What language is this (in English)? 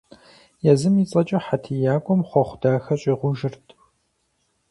Kabardian